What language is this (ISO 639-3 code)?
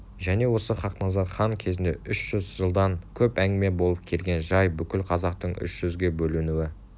kaz